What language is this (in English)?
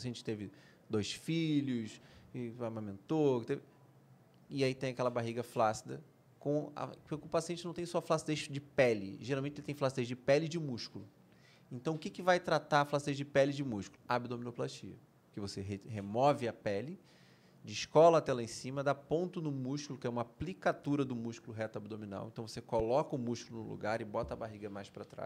Portuguese